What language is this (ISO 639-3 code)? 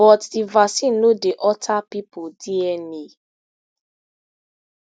pcm